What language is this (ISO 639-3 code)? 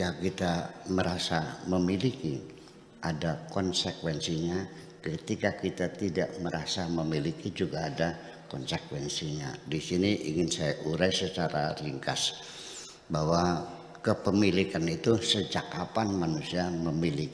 ind